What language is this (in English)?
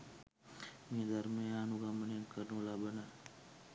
Sinhala